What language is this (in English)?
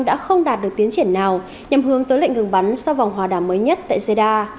Vietnamese